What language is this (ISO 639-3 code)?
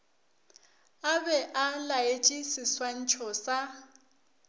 nso